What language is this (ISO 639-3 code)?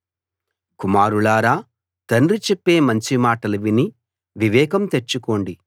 tel